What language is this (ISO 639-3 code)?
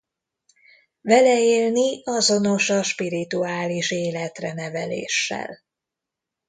hun